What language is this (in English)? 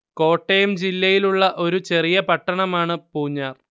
Malayalam